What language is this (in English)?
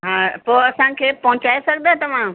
Sindhi